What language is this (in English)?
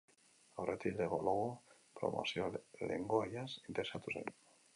Basque